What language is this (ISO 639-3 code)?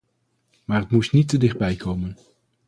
nld